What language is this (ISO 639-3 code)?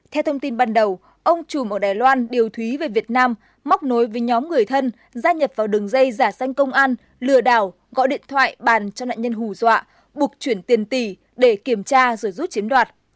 vie